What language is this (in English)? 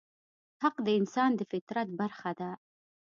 Pashto